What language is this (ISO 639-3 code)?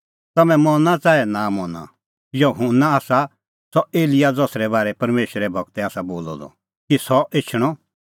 kfx